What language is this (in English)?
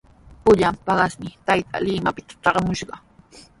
Sihuas Ancash Quechua